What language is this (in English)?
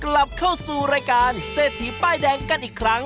Thai